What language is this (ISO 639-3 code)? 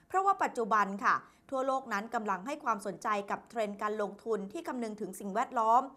tha